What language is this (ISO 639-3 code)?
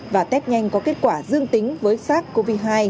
vie